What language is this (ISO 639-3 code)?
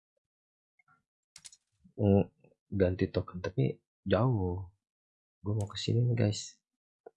ind